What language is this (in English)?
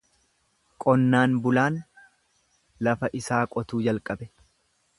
Oromo